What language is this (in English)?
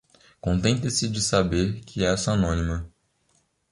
Portuguese